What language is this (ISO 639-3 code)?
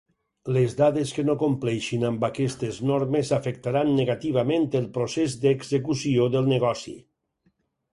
cat